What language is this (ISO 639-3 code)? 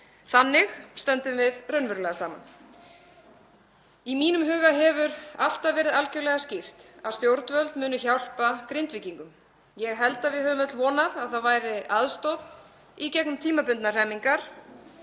isl